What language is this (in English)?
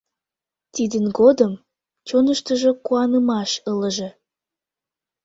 Mari